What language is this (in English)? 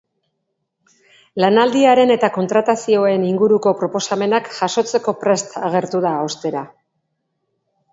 Basque